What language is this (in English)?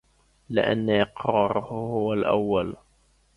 Arabic